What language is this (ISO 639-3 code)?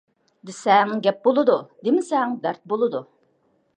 uig